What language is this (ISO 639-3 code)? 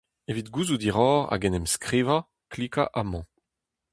bre